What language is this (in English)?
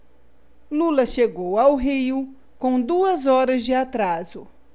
Portuguese